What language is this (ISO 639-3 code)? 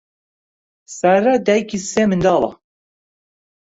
ckb